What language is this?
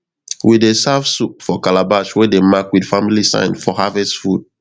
Nigerian Pidgin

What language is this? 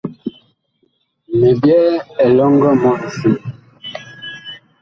Bakoko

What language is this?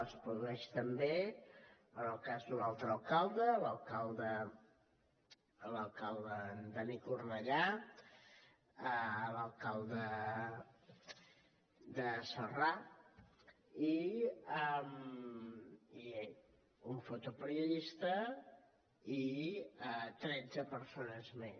Catalan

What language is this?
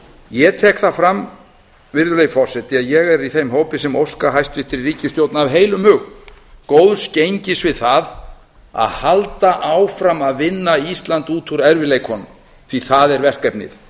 Icelandic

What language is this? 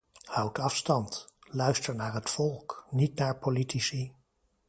Dutch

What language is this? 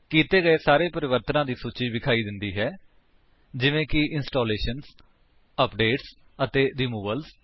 Punjabi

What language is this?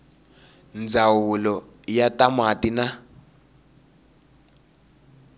Tsonga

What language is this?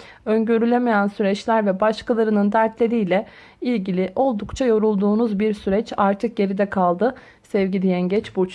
Turkish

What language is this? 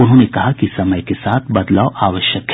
Hindi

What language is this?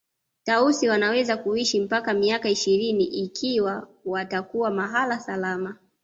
Swahili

